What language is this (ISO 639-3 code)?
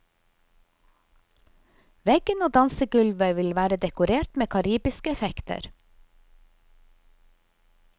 nor